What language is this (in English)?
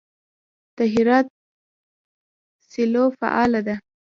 Pashto